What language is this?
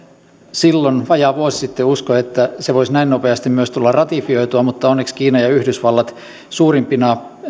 Finnish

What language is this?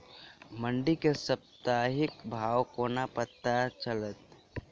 Maithili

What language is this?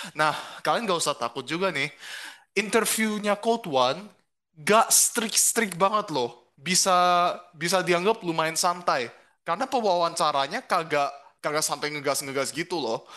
Indonesian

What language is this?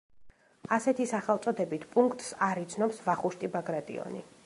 Georgian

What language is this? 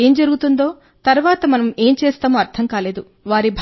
Telugu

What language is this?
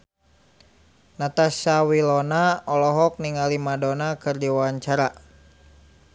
Sundanese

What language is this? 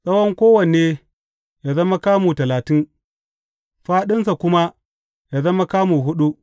Hausa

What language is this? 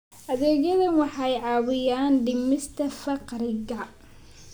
Somali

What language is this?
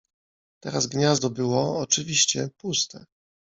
Polish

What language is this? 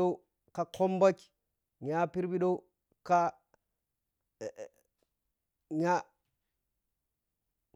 Piya-Kwonci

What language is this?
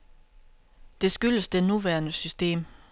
Danish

